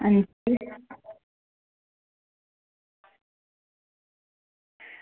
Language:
Dogri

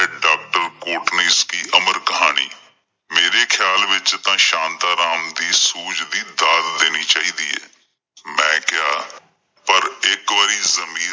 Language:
Punjabi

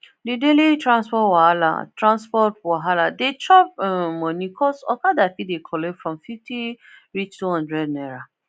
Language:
Nigerian Pidgin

